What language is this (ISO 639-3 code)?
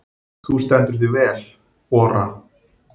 isl